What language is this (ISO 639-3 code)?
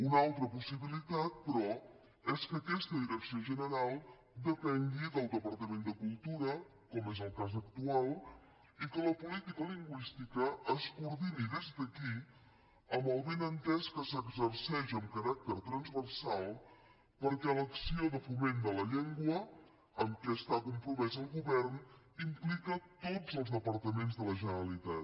cat